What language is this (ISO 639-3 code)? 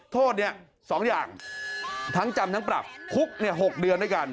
tha